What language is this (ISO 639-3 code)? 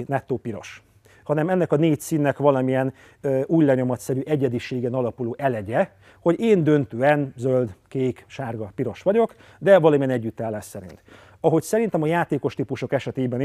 hun